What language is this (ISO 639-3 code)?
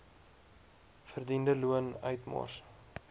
afr